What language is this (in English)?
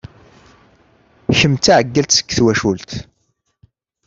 Kabyle